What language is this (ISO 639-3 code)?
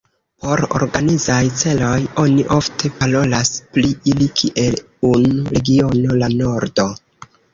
epo